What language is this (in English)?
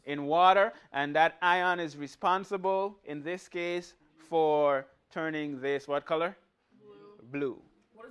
English